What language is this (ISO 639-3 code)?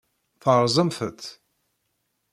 kab